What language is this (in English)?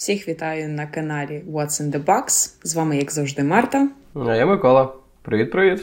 Ukrainian